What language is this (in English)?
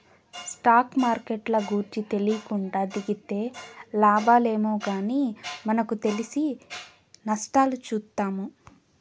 Telugu